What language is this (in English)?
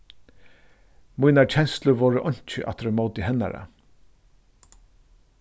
Faroese